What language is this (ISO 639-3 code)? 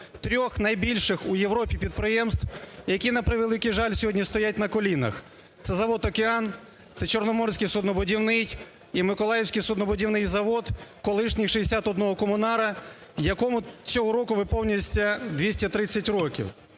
ukr